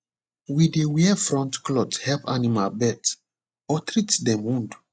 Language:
Nigerian Pidgin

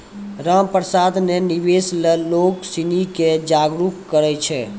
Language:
Maithili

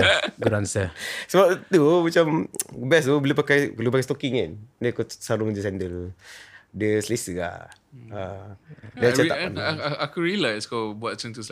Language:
Malay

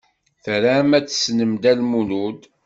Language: Kabyle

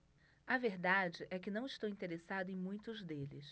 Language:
Portuguese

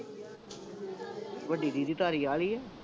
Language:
Punjabi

